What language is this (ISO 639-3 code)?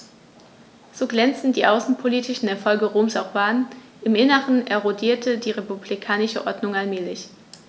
deu